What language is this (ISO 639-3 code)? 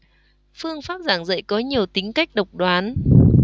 vie